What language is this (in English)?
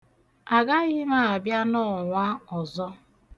Igbo